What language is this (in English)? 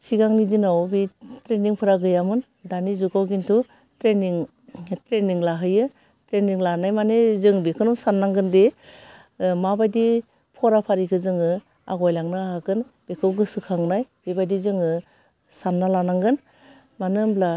Bodo